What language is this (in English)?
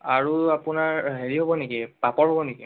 Assamese